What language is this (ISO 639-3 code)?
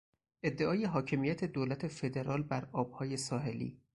fas